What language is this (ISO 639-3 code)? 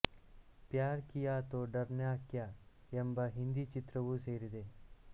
kan